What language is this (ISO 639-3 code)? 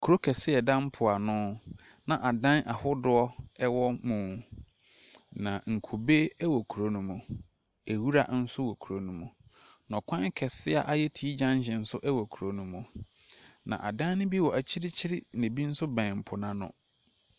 aka